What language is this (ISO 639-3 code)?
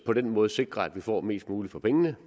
dan